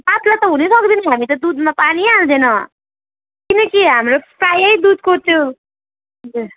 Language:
Nepali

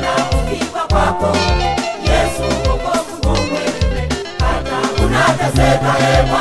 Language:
Portuguese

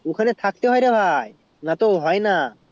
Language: Bangla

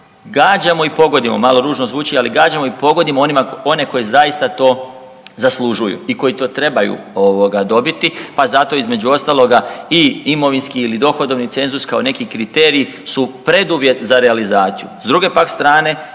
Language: Croatian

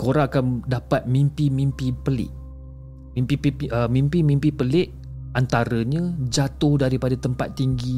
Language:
Malay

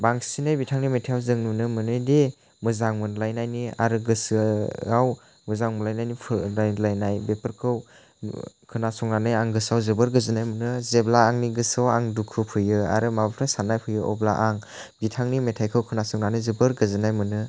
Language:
Bodo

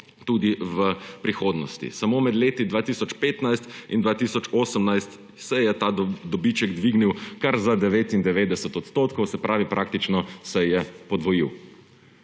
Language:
Slovenian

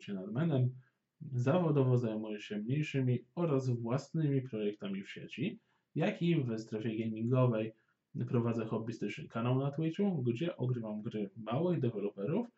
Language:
Polish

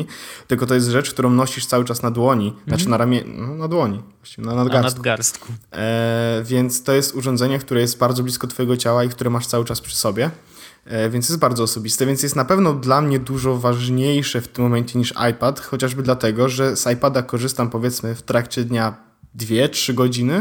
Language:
Polish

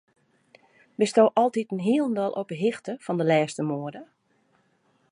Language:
Western Frisian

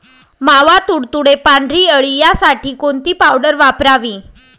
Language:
Marathi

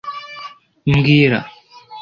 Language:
Kinyarwanda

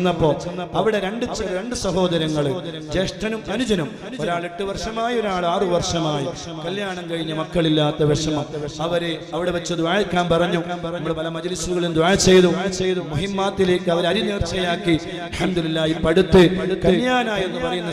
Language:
Malayalam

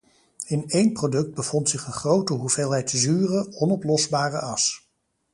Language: Dutch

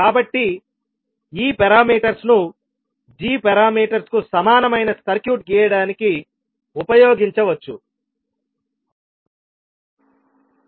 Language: Telugu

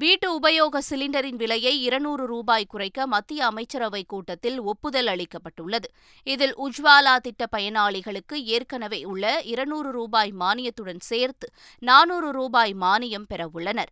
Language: Tamil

